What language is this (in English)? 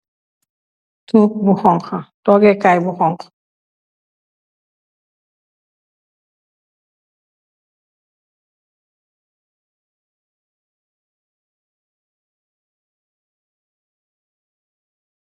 Wolof